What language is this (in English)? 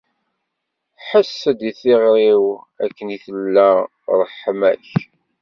Kabyle